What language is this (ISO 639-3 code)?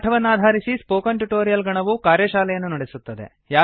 kan